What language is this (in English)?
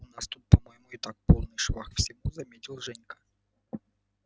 Russian